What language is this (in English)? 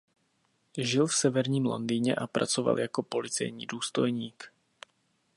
Czech